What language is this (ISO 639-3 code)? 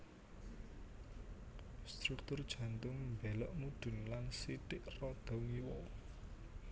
jav